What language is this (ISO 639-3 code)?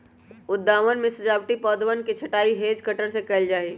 mag